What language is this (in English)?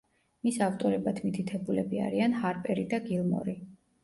Georgian